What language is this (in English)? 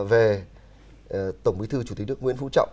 Vietnamese